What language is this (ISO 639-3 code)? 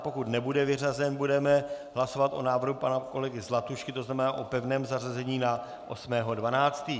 ces